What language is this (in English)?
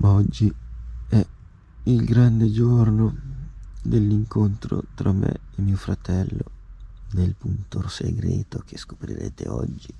Italian